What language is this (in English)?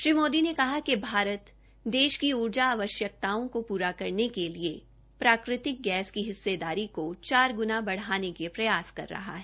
Hindi